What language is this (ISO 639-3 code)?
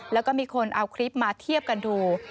tha